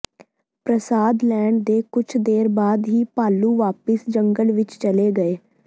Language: Punjabi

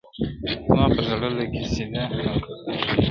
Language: Pashto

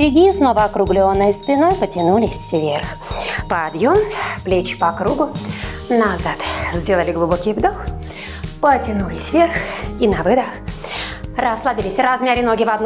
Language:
Russian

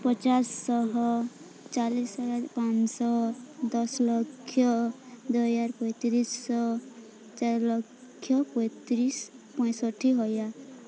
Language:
Odia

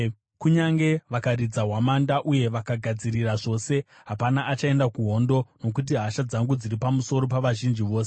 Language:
Shona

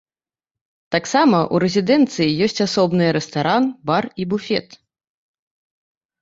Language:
Belarusian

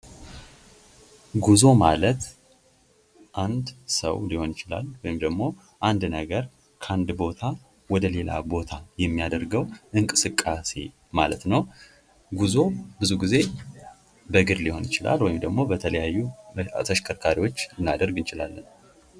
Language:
Amharic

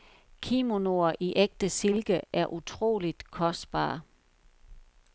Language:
Danish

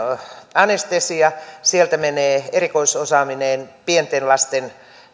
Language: Finnish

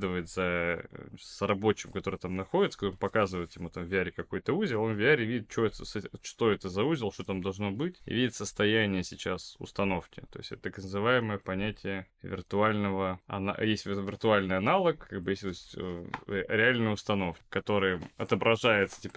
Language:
Russian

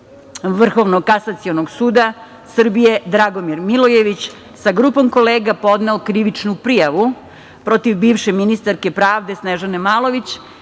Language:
Serbian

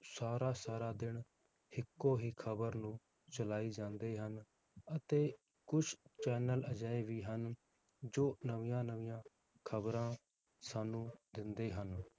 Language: Punjabi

